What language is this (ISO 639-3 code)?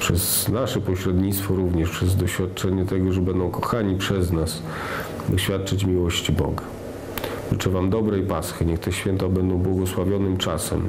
pol